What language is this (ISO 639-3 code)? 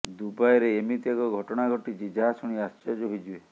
ori